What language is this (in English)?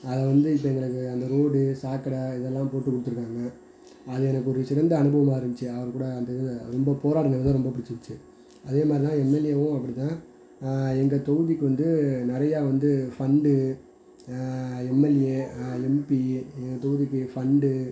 Tamil